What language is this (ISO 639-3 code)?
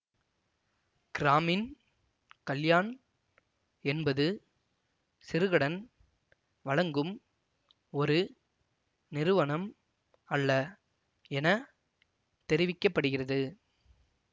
tam